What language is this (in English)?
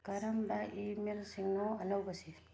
Manipuri